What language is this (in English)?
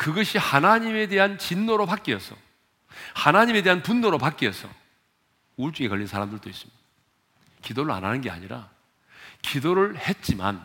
Korean